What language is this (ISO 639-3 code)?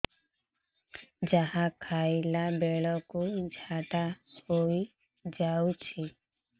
ori